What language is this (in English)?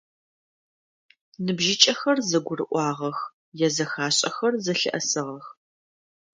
Adyghe